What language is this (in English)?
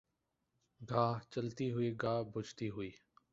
Urdu